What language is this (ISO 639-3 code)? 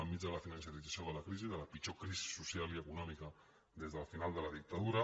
cat